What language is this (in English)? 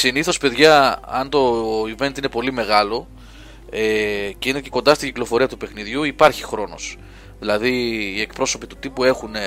Greek